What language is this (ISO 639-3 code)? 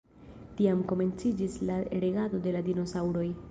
epo